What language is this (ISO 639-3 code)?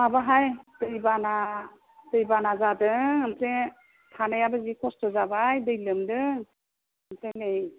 brx